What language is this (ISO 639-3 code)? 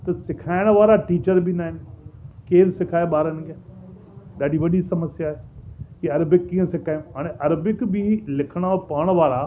snd